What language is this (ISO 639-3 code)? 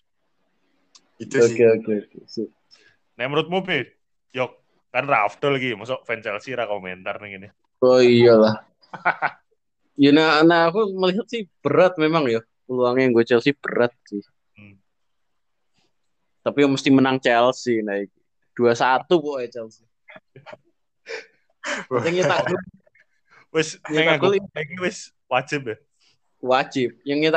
ind